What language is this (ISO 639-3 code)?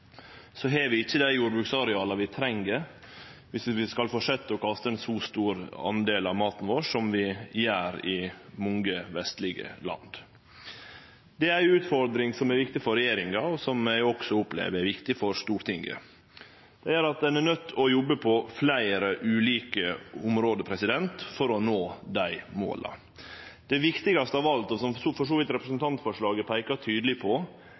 nno